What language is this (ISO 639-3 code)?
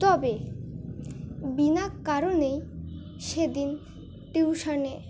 ben